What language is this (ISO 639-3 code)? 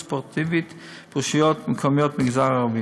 heb